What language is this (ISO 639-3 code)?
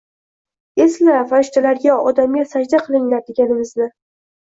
uzb